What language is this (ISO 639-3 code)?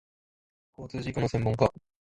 jpn